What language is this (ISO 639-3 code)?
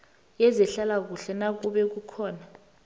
nbl